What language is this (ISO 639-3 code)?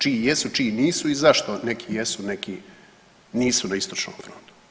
hrv